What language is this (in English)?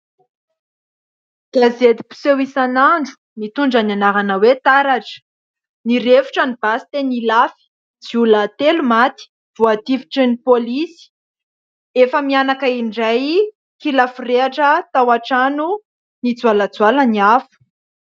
Malagasy